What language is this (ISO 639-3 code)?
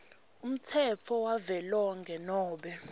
ssw